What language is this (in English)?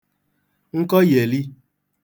Igbo